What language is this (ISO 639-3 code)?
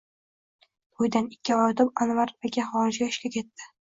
uzb